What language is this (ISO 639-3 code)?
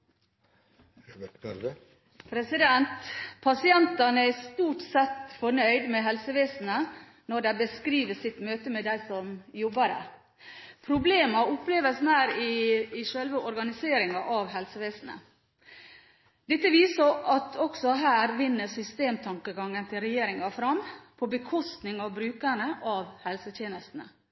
nob